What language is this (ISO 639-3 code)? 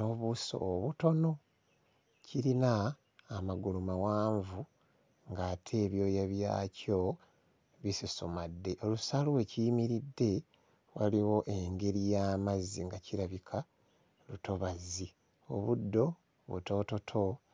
lug